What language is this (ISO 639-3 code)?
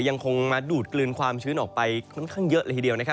tha